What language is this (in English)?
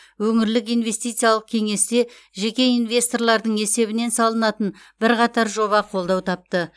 Kazakh